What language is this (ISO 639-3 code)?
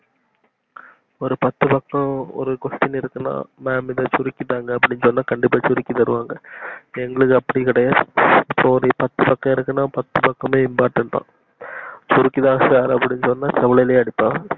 tam